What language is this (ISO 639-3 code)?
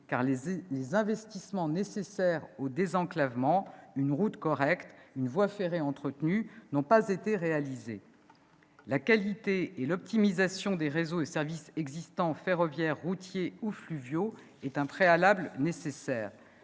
fra